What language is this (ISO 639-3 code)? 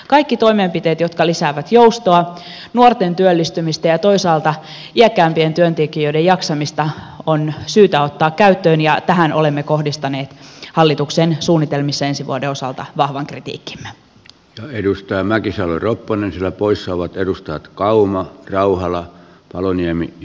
fin